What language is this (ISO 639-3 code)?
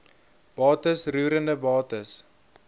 afr